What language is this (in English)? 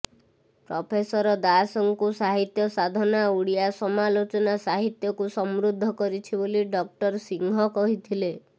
Odia